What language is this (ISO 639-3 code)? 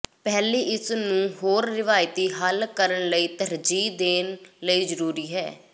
pan